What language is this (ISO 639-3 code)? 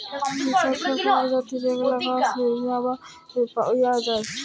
ben